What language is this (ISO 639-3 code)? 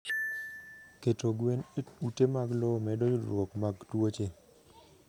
luo